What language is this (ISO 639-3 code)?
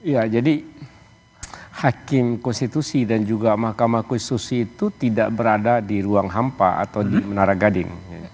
ind